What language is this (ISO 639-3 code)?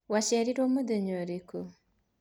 kik